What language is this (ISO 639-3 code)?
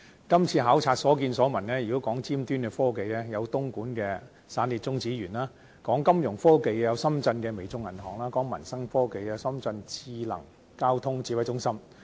yue